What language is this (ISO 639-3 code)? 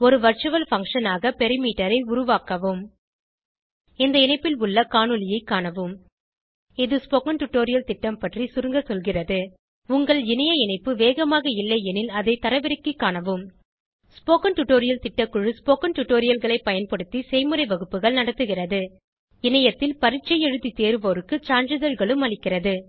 tam